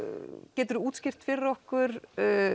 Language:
Icelandic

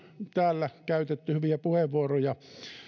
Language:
Finnish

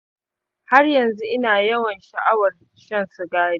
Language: Hausa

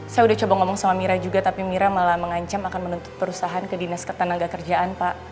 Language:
Indonesian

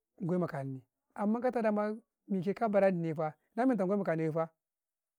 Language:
Karekare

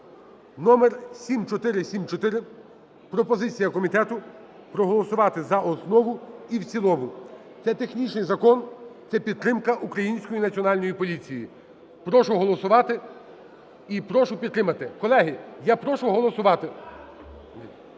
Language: Ukrainian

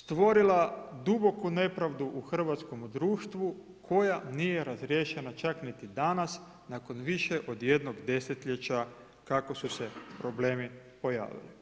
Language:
Croatian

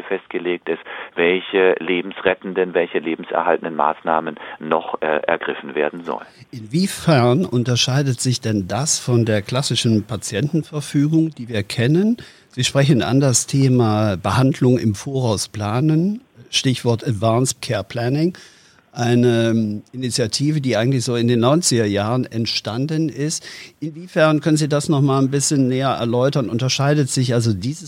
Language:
German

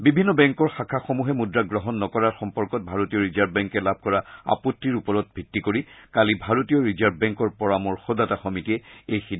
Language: Assamese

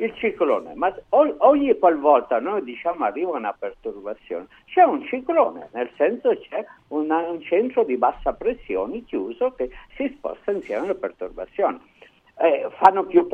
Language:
Italian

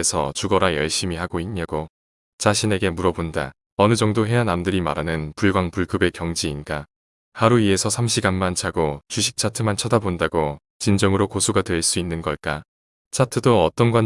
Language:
Korean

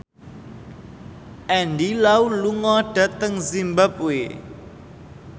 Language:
Javanese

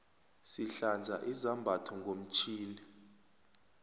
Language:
South Ndebele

